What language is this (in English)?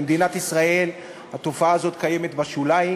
Hebrew